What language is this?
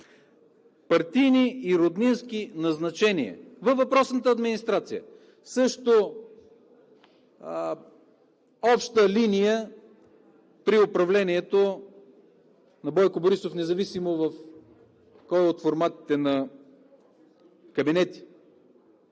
Bulgarian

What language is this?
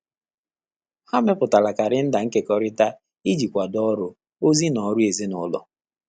Igbo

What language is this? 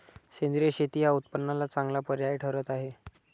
Marathi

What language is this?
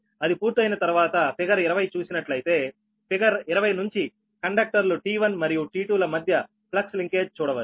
Telugu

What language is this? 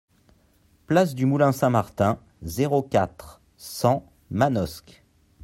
French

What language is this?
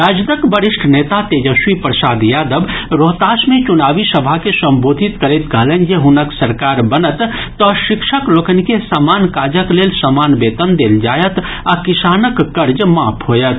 Maithili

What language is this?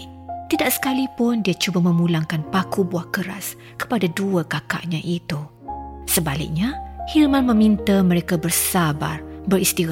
Malay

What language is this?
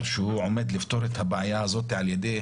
Hebrew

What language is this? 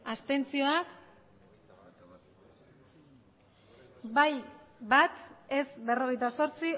Basque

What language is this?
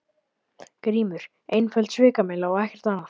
Icelandic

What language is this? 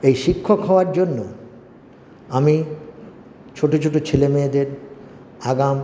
Bangla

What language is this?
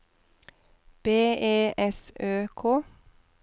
Norwegian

